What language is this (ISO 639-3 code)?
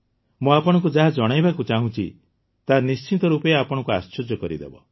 ori